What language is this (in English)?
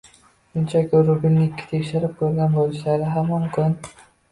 Uzbek